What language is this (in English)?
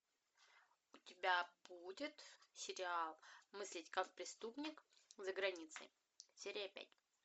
Russian